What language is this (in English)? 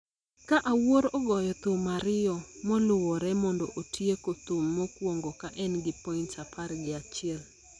Luo (Kenya and Tanzania)